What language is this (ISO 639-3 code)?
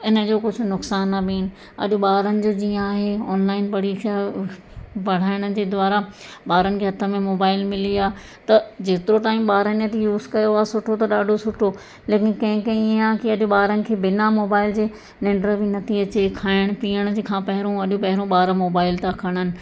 snd